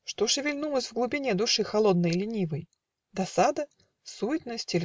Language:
Russian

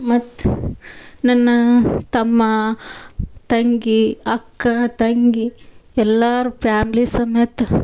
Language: Kannada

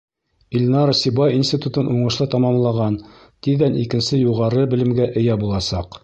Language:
Bashkir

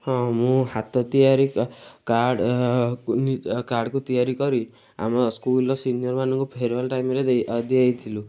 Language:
Odia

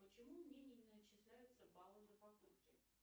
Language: Russian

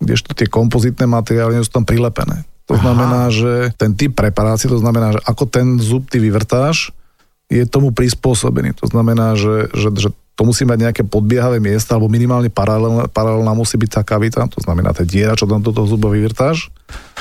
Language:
Slovak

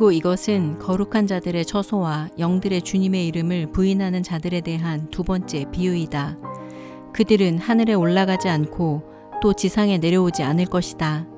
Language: Korean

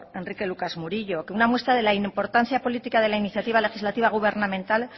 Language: Spanish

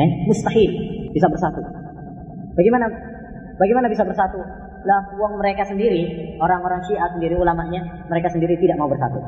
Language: Malay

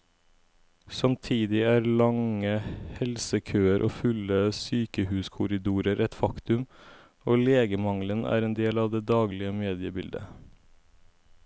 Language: Norwegian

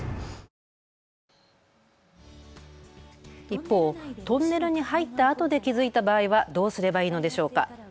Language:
Japanese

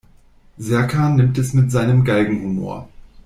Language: German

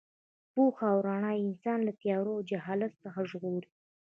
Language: Pashto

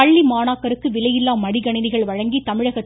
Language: Tamil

